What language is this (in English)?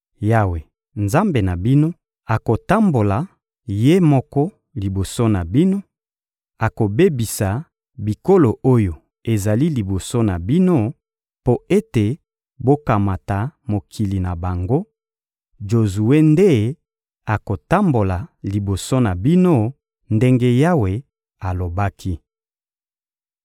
Lingala